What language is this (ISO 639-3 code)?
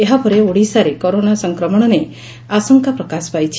ori